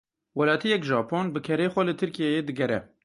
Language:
Kurdish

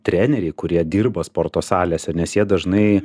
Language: Lithuanian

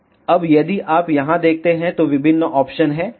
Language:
Hindi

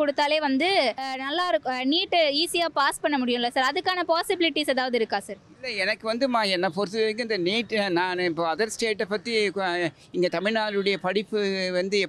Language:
Tamil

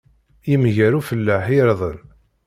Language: Kabyle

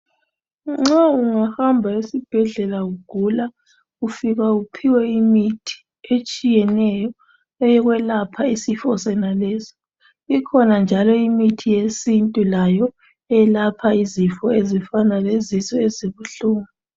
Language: North Ndebele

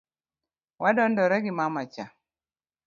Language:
Luo (Kenya and Tanzania)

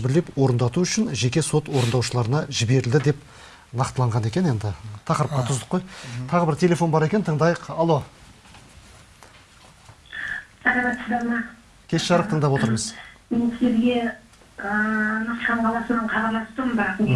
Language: Turkish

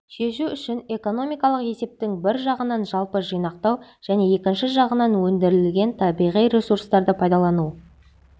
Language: Kazakh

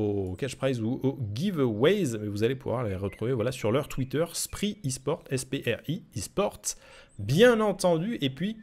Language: French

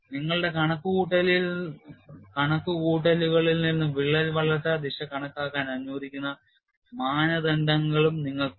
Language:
Malayalam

